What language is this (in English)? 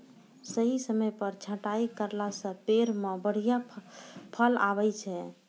Maithili